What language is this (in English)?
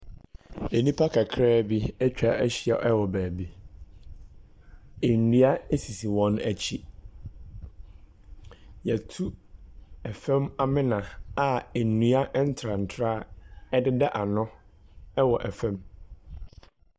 Akan